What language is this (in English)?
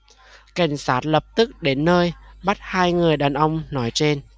Vietnamese